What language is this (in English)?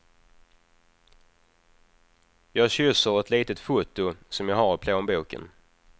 Swedish